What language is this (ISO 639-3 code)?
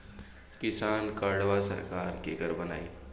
bho